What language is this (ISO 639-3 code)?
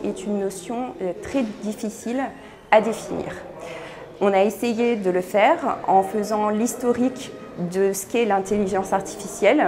fra